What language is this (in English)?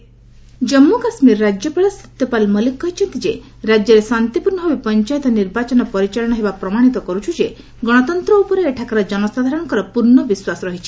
Odia